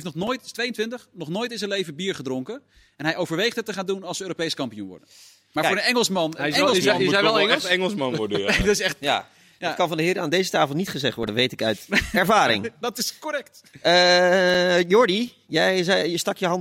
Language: Dutch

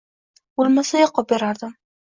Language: Uzbek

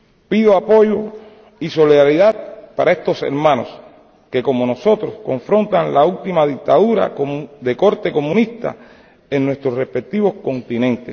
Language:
Spanish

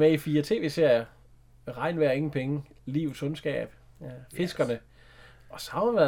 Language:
Danish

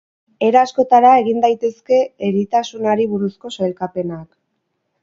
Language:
Basque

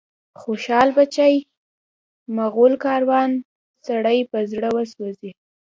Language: Pashto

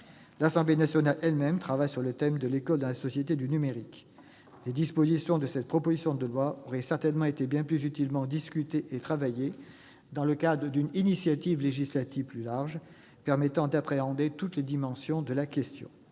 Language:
French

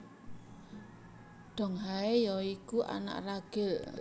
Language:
Javanese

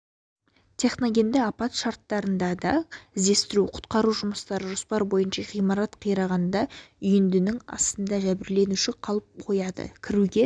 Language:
Kazakh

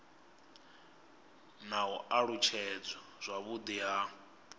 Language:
Venda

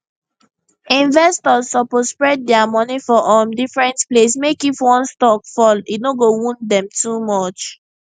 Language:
Nigerian Pidgin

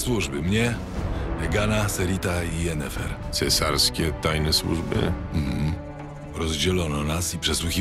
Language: Polish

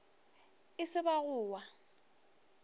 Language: Northern Sotho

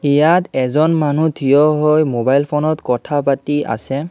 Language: Assamese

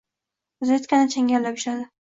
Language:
Uzbek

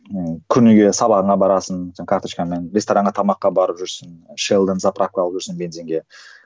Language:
Kazakh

